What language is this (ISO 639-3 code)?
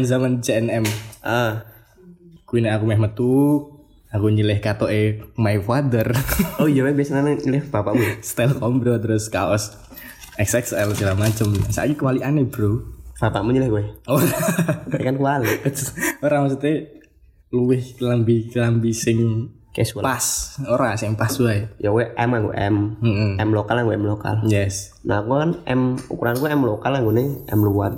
ind